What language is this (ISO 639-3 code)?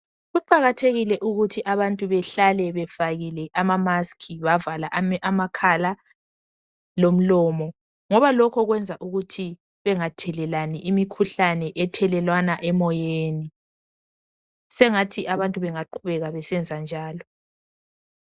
nde